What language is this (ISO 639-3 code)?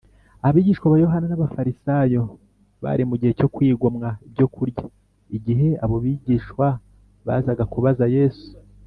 kin